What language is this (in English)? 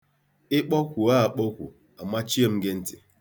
Igbo